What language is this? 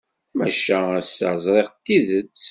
Kabyle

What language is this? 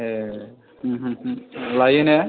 Bodo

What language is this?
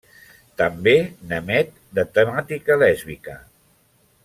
Catalan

